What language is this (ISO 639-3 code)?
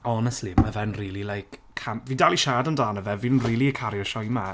cym